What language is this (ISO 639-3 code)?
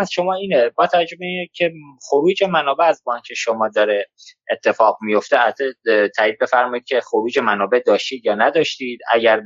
fas